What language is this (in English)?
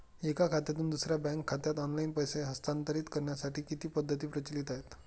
Marathi